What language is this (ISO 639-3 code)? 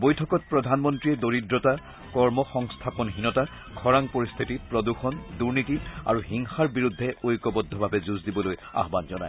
asm